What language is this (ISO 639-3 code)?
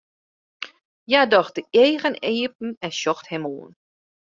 fry